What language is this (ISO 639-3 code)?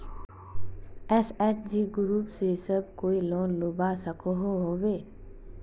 mag